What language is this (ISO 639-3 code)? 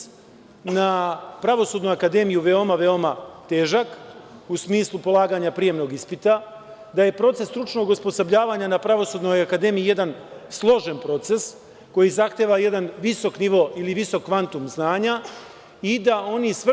srp